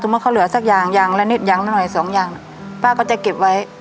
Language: Thai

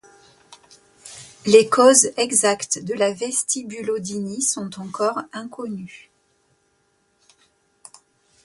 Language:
French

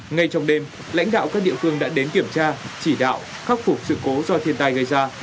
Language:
Vietnamese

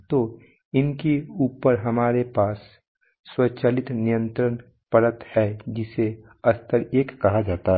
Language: Hindi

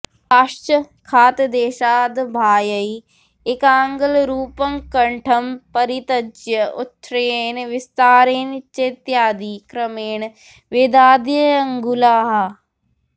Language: Sanskrit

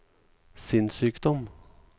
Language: Norwegian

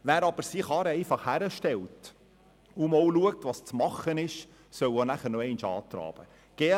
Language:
Swiss German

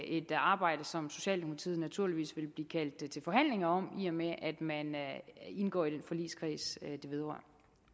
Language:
Danish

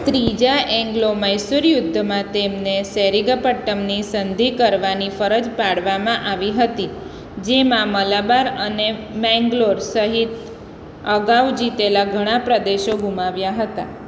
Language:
Gujarati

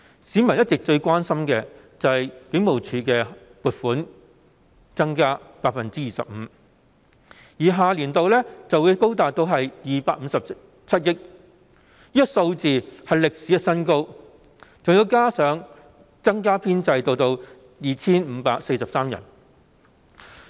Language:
Cantonese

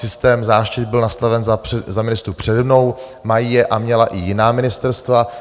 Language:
Czech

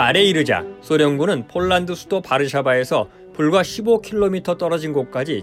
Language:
Korean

